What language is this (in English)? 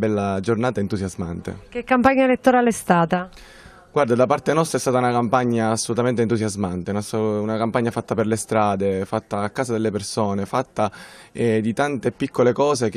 Italian